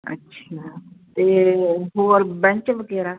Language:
Punjabi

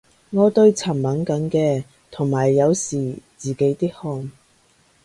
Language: Cantonese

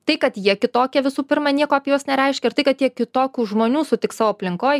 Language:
Lithuanian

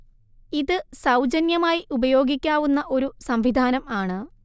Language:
Malayalam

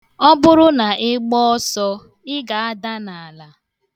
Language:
Igbo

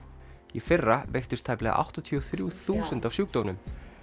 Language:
Icelandic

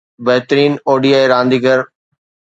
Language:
Sindhi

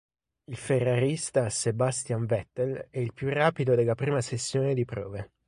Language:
Italian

